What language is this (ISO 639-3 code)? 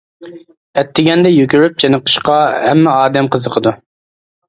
uig